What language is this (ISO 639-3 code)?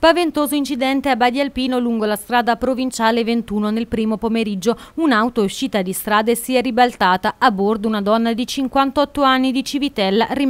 ita